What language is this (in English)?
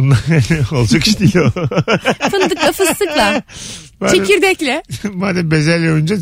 Turkish